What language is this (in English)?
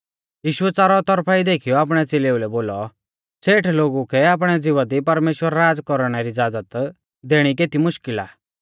Mahasu Pahari